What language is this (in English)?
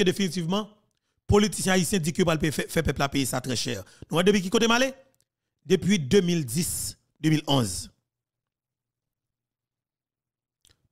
French